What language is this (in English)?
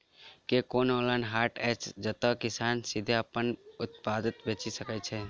Maithili